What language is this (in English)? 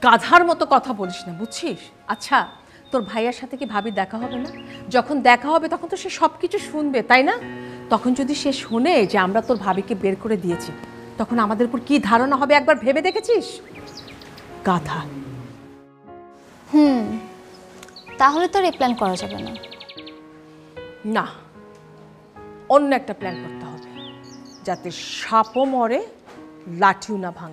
Bangla